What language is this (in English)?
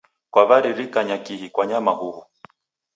Taita